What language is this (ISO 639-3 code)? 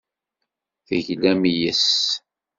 kab